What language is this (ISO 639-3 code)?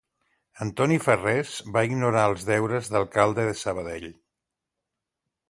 cat